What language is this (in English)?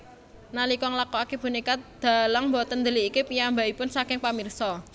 Javanese